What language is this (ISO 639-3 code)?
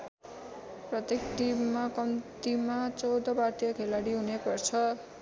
nep